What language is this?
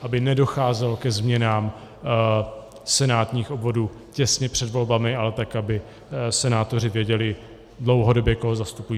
Czech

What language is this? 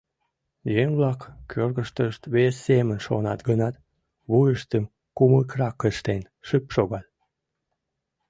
Mari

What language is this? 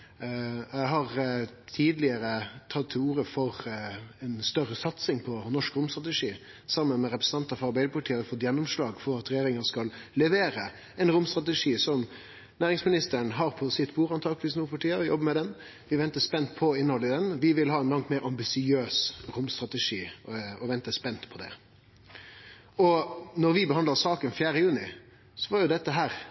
Norwegian Nynorsk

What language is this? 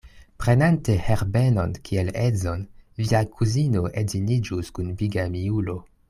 Esperanto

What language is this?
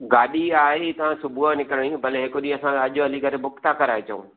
Sindhi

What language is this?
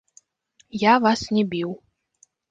Belarusian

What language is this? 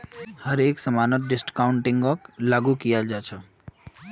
Magahi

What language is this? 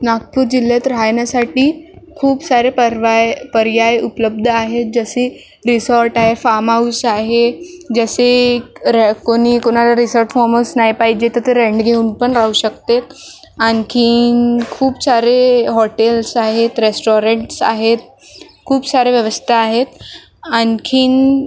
Marathi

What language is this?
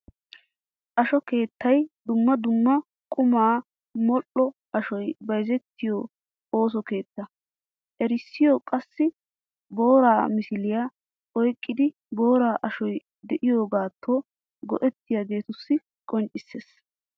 Wolaytta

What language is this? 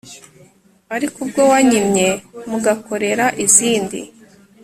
Kinyarwanda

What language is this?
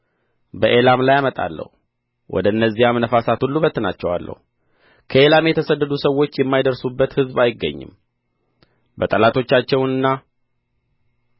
Amharic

